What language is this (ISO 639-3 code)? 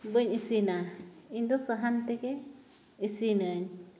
sat